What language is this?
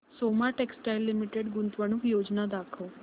Marathi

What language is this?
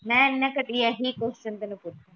Punjabi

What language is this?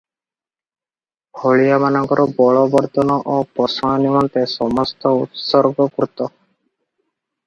Odia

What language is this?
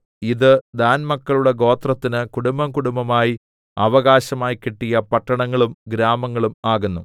Malayalam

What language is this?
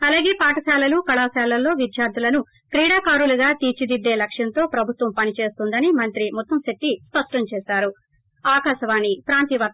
Telugu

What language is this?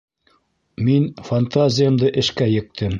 Bashkir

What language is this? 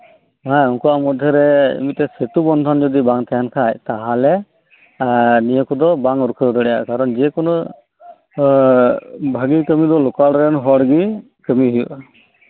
Santali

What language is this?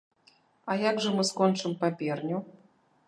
Belarusian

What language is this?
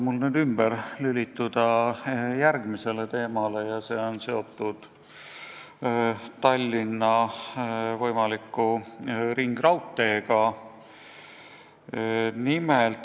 Estonian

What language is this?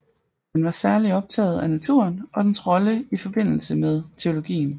Danish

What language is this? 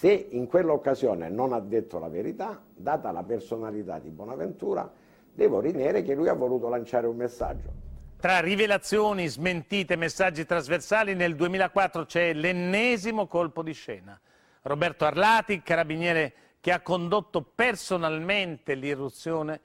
Italian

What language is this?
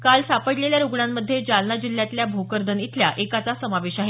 Marathi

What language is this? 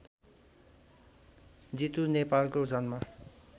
Nepali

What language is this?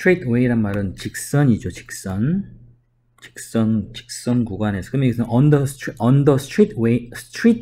Korean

